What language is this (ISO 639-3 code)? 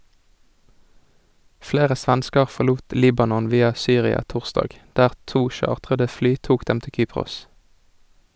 nor